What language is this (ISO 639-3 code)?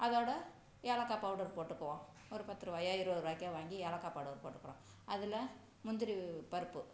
tam